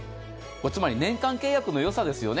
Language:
Japanese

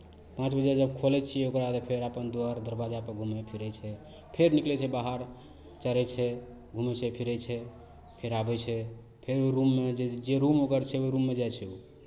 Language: Maithili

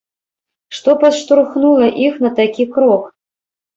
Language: Belarusian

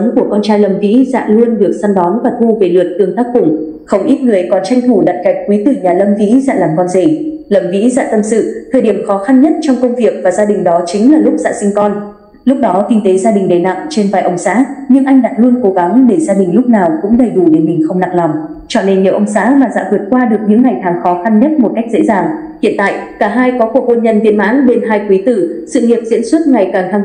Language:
Vietnamese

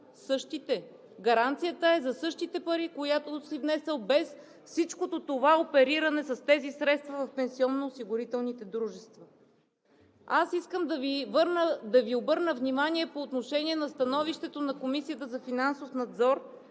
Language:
Bulgarian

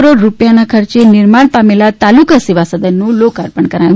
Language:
Gujarati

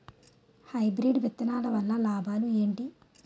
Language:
Telugu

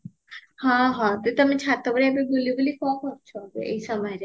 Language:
Odia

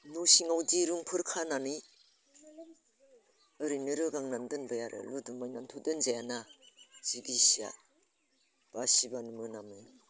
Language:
Bodo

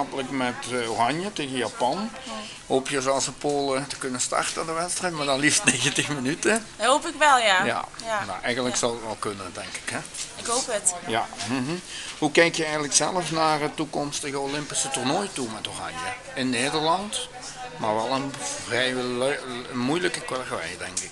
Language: Dutch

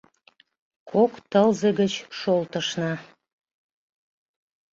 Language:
Mari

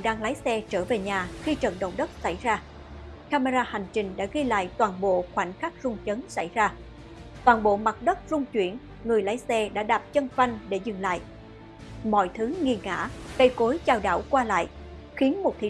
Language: Vietnamese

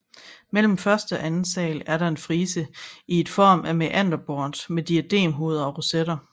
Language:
Danish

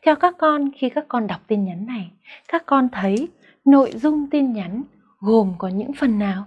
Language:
Vietnamese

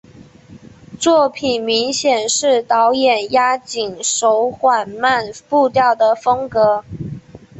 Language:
Chinese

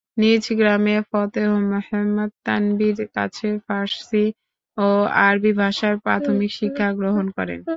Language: Bangla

